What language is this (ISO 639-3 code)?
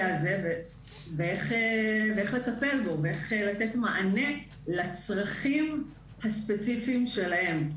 heb